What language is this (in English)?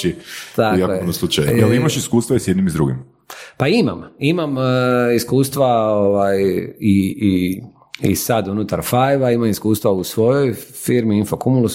Croatian